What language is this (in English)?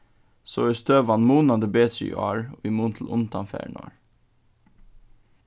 Faroese